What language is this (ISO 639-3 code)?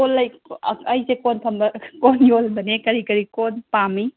mni